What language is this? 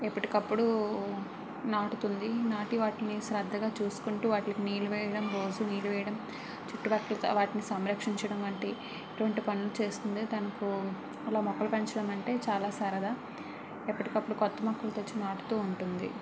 Telugu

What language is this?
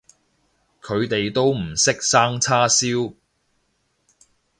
Cantonese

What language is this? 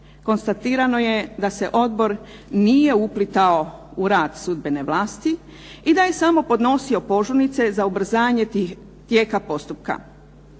Croatian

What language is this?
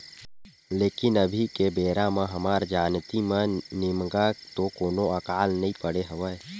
Chhattisgarhi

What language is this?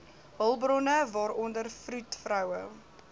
Afrikaans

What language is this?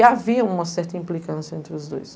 Portuguese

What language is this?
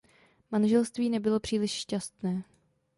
Czech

